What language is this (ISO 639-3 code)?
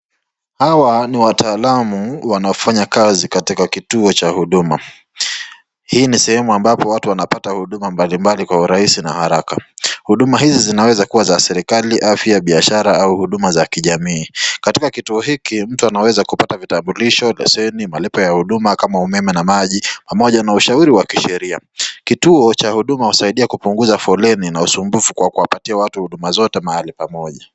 swa